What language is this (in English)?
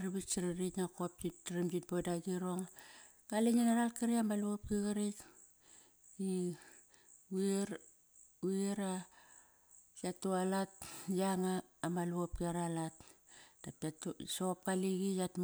Kairak